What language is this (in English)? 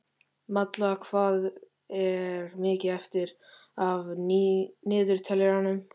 Icelandic